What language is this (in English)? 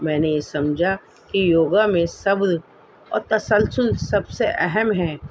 Urdu